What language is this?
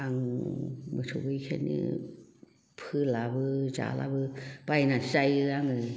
Bodo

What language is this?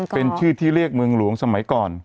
Thai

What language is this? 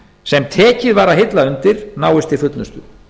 Icelandic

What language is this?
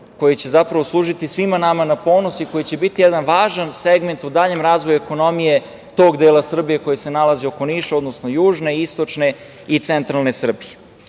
Serbian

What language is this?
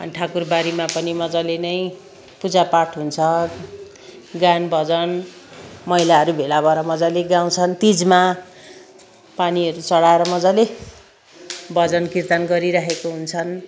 Nepali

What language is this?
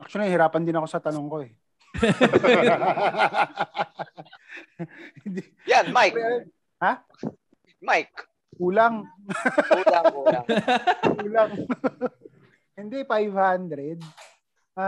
Filipino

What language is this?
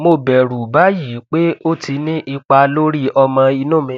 Yoruba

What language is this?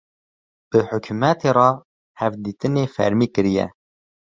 Kurdish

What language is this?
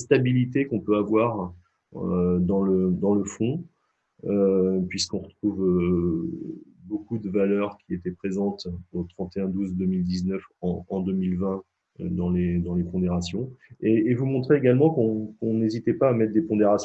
French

